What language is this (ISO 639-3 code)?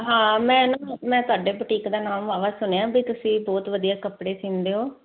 pan